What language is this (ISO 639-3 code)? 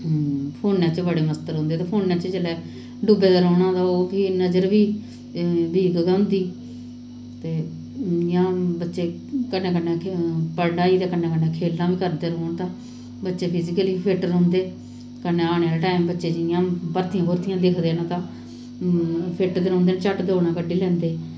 doi